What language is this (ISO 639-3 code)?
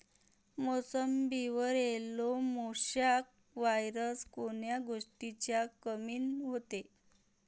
mar